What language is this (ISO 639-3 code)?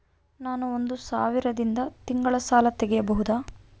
kan